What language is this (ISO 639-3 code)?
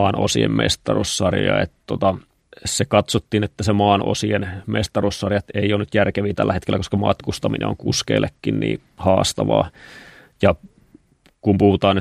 fin